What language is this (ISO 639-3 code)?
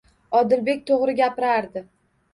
uzb